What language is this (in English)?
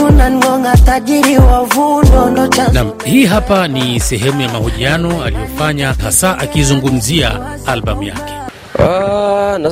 Swahili